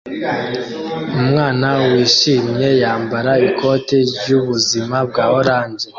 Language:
Kinyarwanda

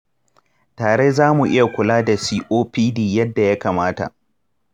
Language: Hausa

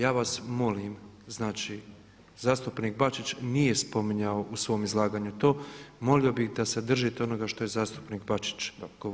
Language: Croatian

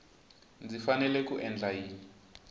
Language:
Tsonga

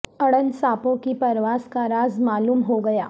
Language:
Urdu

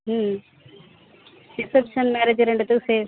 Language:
Tamil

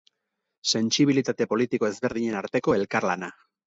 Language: Basque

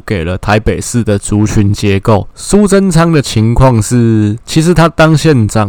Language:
Chinese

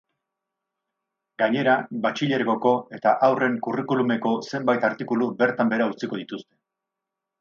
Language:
Basque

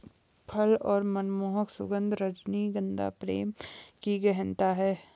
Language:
Hindi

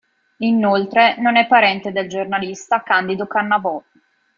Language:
Italian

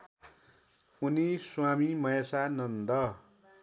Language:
Nepali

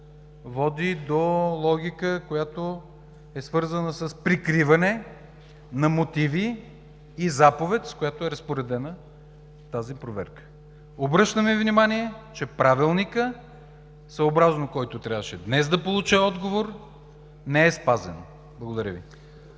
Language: Bulgarian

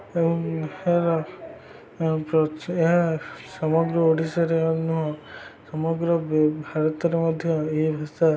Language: Odia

